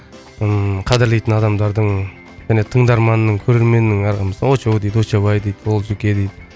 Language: Kazakh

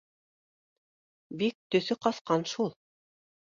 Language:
Bashkir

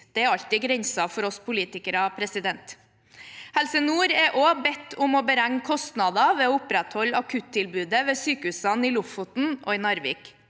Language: Norwegian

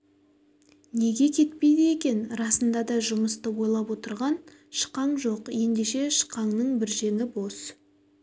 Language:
Kazakh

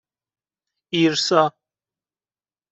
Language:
Persian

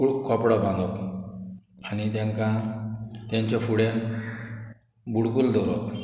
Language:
Konkani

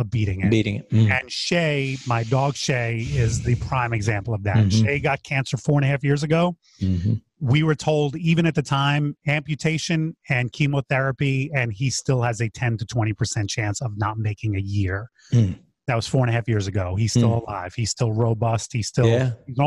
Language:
English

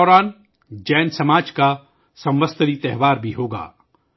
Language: Urdu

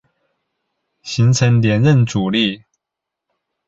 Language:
Chinese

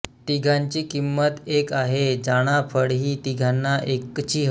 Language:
Marathi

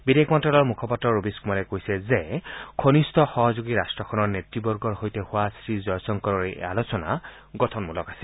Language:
Assamese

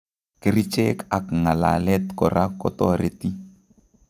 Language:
Kalenjin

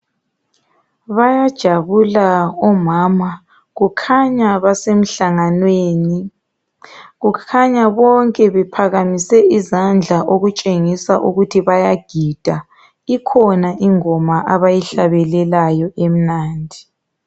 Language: North Ndebele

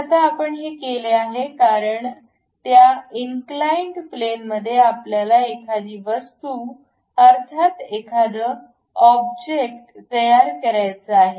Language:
Marathi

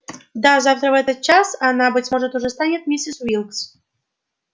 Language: Russian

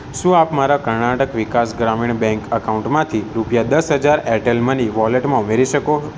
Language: Gujarati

